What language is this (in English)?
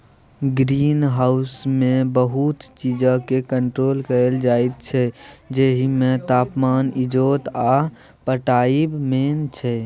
Maithili